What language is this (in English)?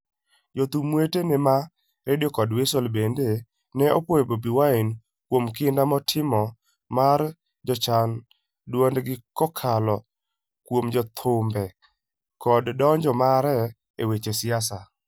Luo (Kenya and Tanzania)